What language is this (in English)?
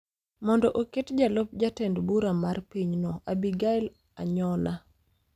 Luo (Kenya and Tanzania)